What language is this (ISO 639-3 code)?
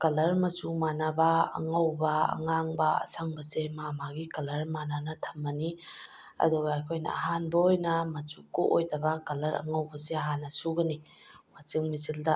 mni